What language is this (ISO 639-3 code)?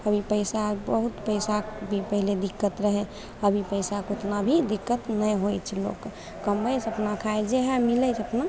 mai